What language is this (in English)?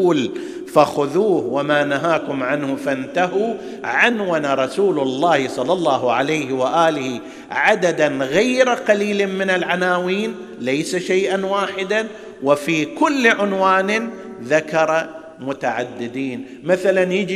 Arabic